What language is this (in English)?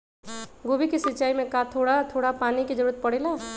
Magahi